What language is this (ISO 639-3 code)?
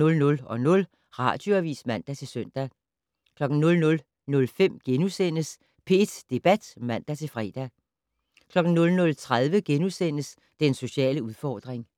dan